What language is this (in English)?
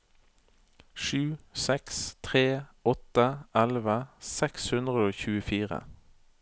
Norwegian